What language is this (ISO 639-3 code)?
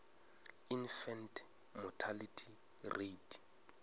ven